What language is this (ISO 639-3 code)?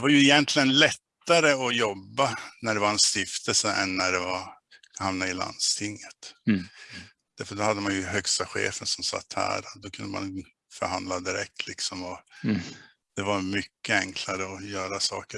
swe